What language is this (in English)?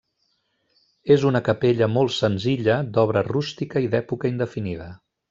Catalan